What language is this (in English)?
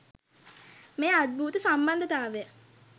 Sinhala